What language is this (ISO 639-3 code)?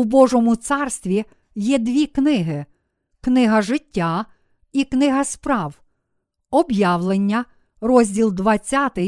ukr